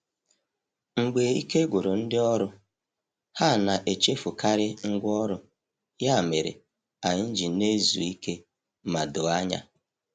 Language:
Igbo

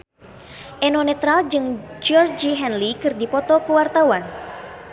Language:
Sundanese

